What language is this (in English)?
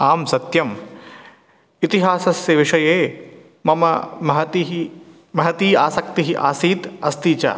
Sanskrit